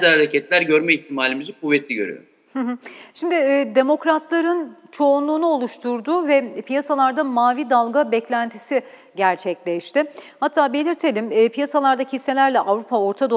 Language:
Turkish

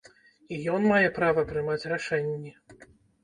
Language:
Belarusian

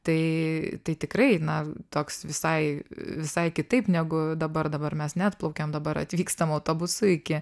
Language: Lithuanian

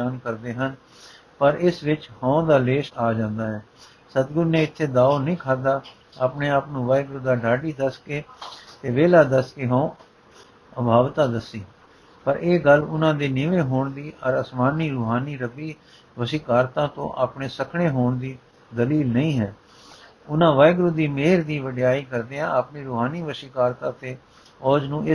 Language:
Punjabi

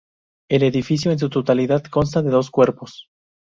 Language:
Spanish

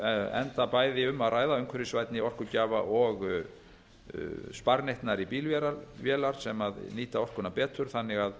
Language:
Icelandic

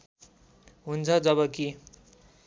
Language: Nepali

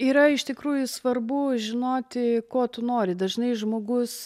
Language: Lithuanian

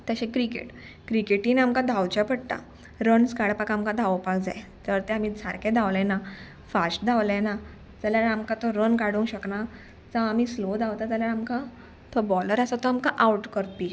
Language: Konkani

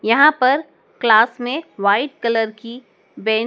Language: Hindi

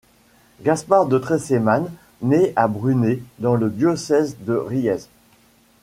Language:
French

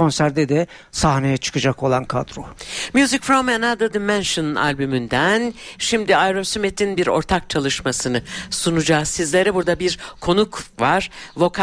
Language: Turkish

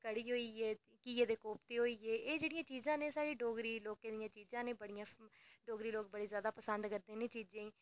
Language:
Dogri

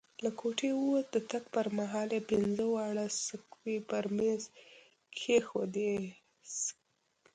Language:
Pashto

